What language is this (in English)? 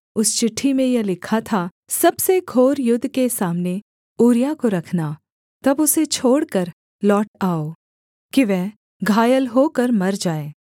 Hindi